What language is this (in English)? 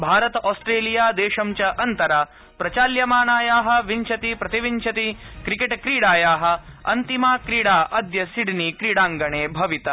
Sanskrit